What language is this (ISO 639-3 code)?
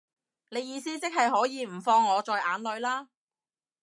yue